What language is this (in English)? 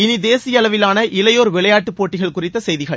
Tamil